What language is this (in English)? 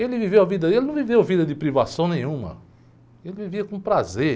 Portuguese